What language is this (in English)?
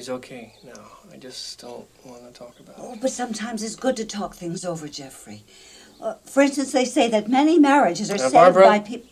English